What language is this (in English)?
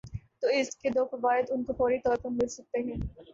Urdu